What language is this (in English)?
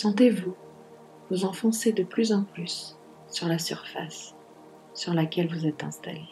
French